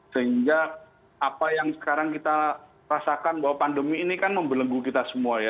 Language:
Indonesian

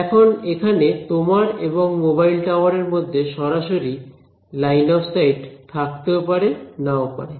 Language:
Bangla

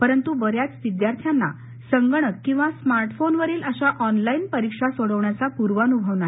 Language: Marathi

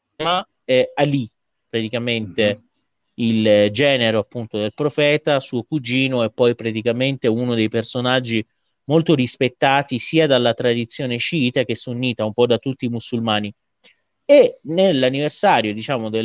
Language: Italian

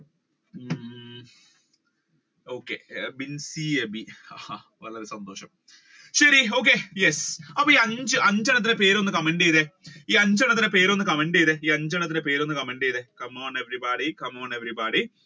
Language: Malayalam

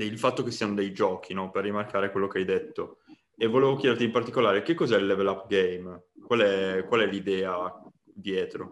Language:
Italian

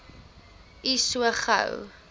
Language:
Afrikaans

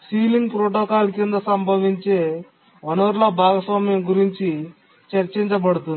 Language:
Telugu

